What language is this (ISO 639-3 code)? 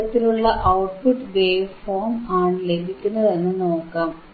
mal